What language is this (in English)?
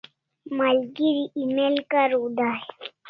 Kalasha